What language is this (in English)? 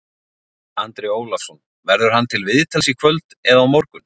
Icelandic